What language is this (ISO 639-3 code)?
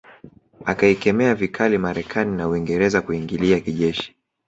swa